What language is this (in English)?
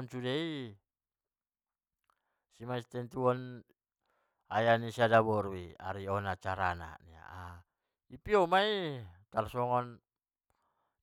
Batak Mandailing